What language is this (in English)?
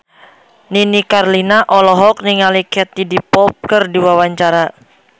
Sundanese